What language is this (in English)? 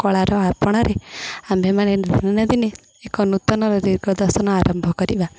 Odia